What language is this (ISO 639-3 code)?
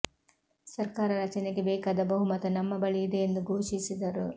kan